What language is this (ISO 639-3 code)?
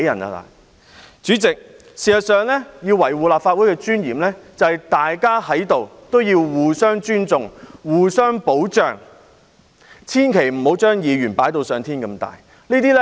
yue